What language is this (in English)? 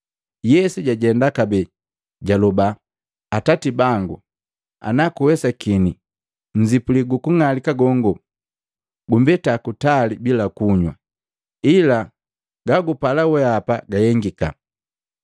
Matengo